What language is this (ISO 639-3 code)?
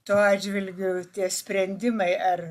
lit